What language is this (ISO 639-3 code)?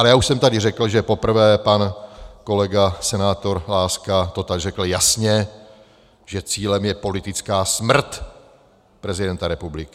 ces